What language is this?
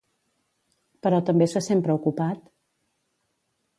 Catalan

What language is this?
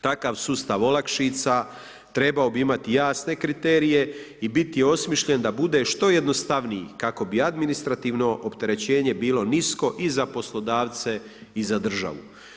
Croatian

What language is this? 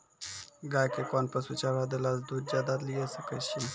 Maithili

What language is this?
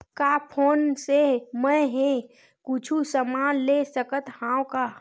Chhattisgarhi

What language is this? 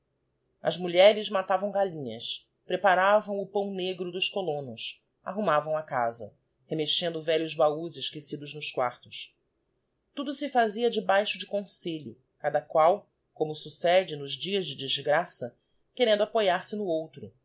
Portuguese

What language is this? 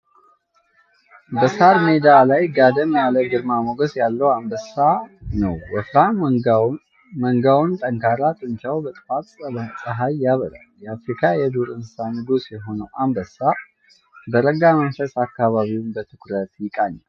Amharic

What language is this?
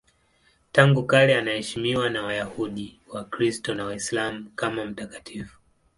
Swahili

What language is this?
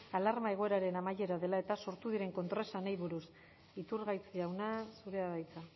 Basque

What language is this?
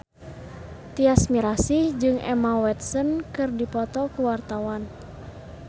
Sundanese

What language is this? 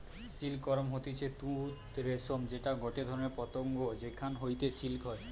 Bangla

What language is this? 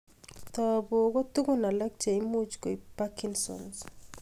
Kalenjin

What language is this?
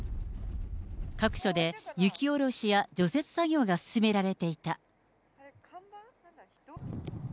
Japanese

